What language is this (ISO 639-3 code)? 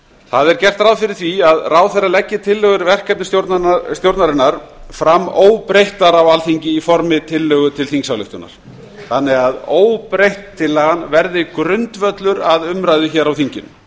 isl